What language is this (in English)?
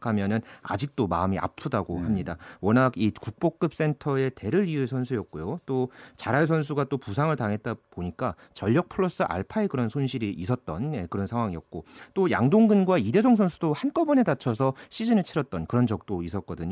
Korean